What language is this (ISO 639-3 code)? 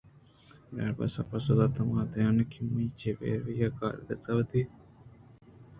bgp